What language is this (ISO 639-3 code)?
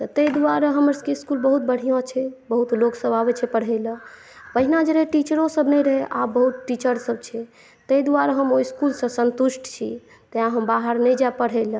mai